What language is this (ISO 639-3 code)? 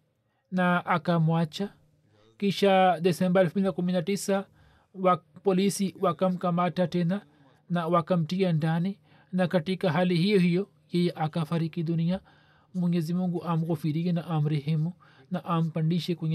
swa